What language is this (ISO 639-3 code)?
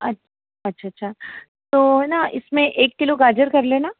hin